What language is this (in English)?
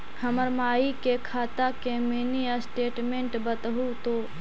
Magahi